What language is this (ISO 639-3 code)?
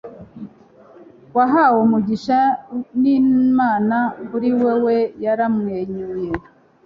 kin